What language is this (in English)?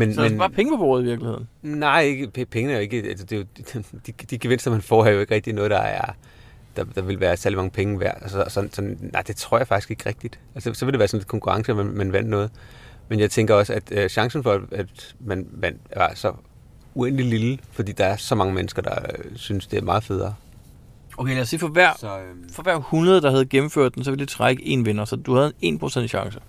Danish